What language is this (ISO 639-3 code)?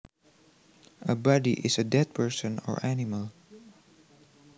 jav